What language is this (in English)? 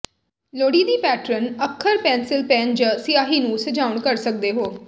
Punjabi